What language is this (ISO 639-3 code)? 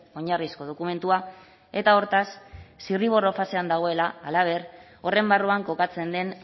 eus